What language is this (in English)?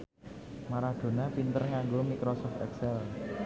Javanese